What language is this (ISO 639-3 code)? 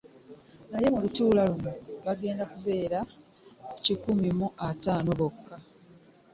lug